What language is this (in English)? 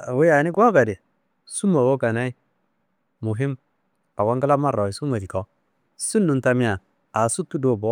Kanembu